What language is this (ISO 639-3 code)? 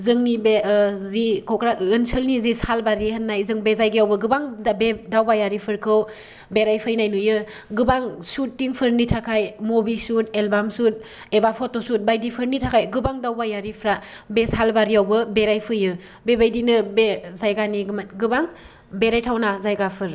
brx